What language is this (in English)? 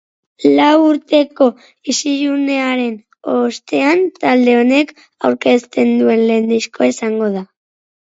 Basque